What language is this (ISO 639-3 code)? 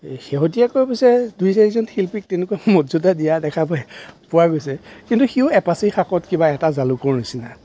asm